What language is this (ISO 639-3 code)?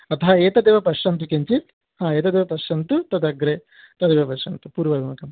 san